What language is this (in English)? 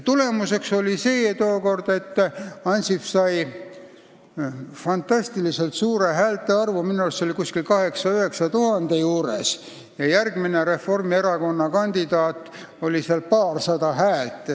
Estonian